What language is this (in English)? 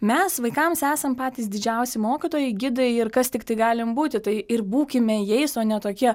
Lithuanian